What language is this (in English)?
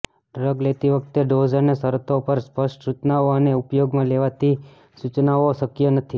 Gujarati